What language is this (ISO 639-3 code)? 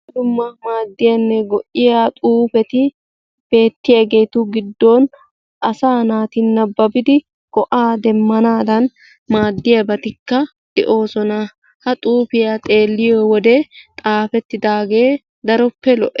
wal